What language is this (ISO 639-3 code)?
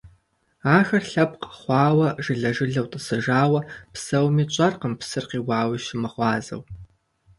kbd